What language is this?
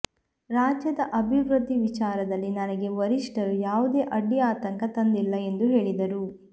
Kannada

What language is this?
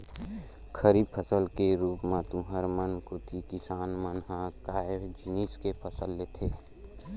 Chhattisgarhi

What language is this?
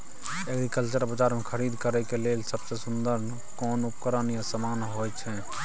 Maithili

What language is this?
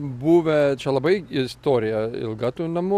Lithuanian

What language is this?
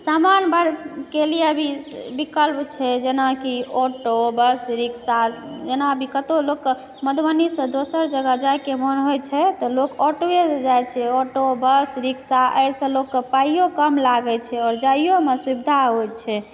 Maithili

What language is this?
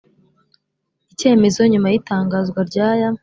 Kinyarwanda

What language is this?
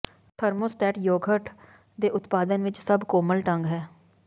Punjabi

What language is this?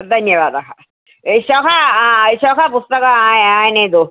Sanskrit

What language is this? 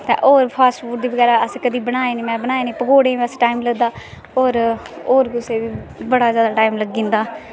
Dogri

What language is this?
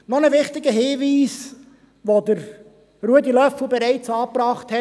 Swiss German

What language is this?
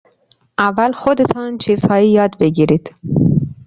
Persian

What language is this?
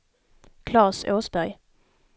Swedish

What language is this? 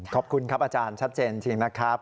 Thai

